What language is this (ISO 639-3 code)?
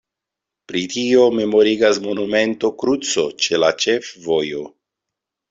epo